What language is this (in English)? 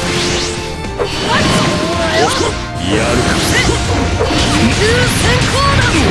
Japanese